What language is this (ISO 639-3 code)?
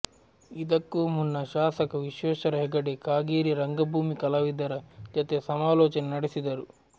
kan